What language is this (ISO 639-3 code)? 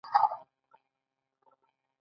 pus